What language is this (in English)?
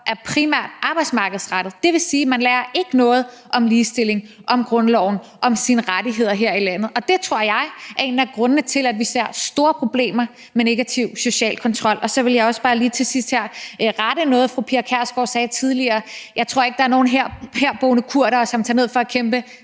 Danish